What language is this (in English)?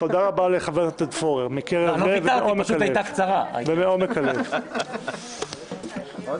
Hebrew